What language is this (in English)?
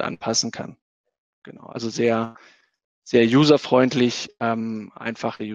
German